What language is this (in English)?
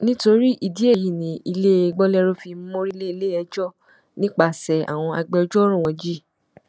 Yoruba